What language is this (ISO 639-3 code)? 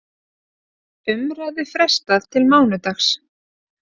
isl